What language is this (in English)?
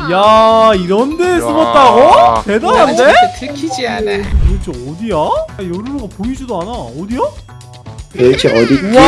Korean